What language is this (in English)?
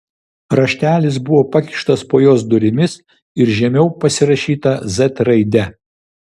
Lithuanian